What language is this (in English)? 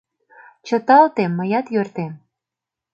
Mari